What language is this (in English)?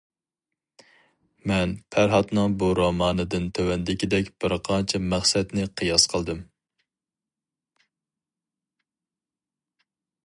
Uyghur